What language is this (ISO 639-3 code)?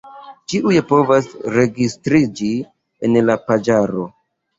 epo